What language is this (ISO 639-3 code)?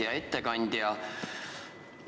est